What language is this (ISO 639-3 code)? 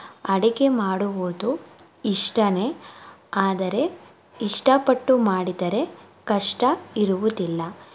kan